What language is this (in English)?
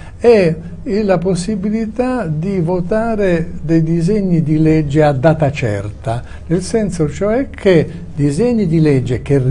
Italian